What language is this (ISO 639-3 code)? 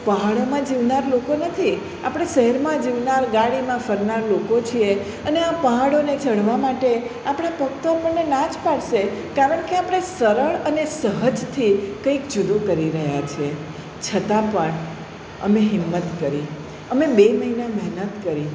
guj